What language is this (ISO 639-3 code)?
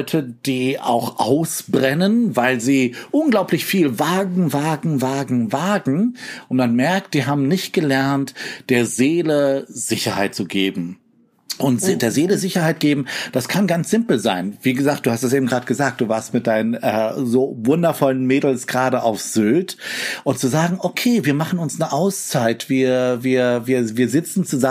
deu